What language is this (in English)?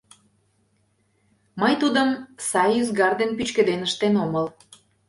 Mari